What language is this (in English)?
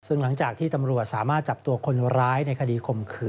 Thai